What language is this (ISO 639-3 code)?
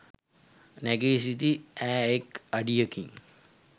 sin